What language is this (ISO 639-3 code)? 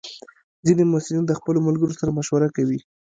pus